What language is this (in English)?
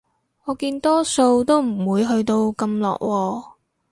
Cantonese